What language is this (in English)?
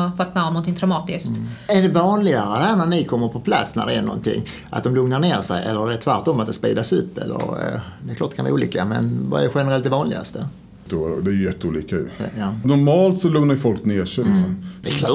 Swedish